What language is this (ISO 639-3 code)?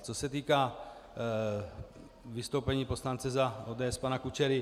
ces